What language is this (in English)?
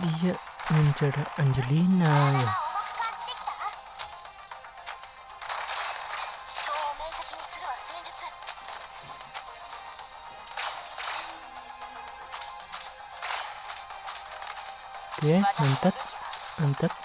Indonesian